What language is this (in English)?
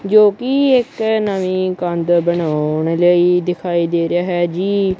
Punjabi